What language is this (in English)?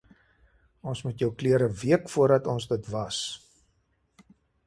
Afrikaans